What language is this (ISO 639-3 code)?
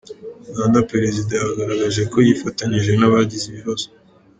kin